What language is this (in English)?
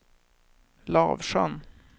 Swedish